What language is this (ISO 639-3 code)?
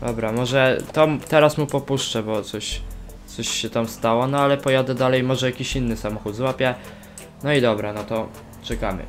pol